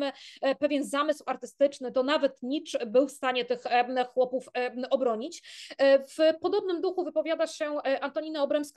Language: Polish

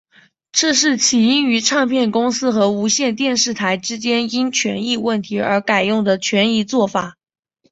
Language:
Chinese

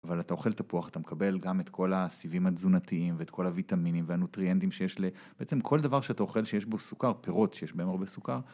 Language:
Hebrew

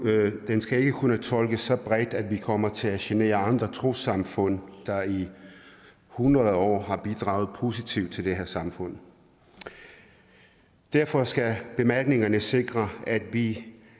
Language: Danish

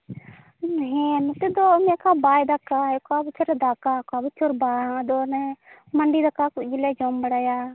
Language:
Santali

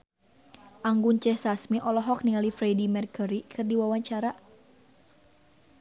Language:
Sundanese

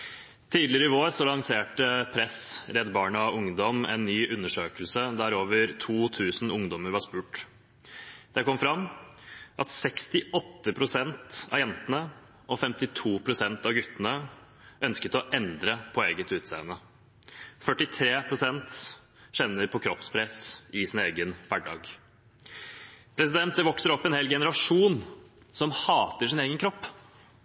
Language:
Norwegian Bokmål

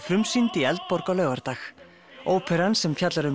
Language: Icelandic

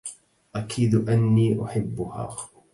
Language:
Arabic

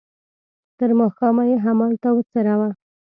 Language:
Pashto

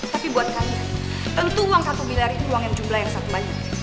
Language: Indonesian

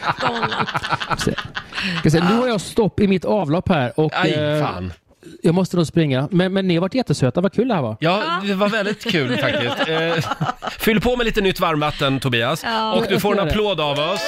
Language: Swedish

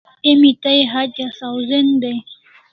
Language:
Kalasha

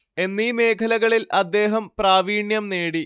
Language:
Malayalam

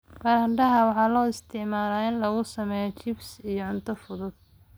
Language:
Somali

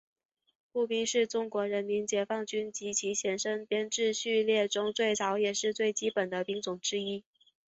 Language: Chinese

